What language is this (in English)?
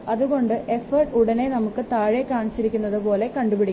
Malayalam